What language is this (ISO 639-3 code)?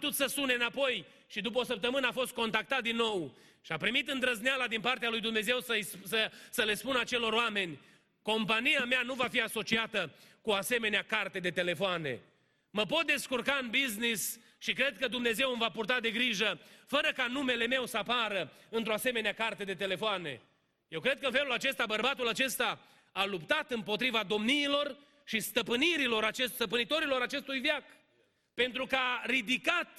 ron